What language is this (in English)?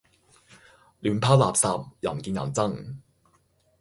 Cantonese